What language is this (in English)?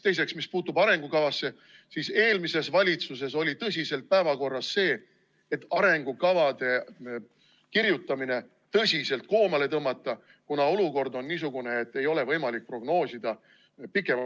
Estonian